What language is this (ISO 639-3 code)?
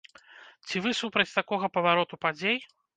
bel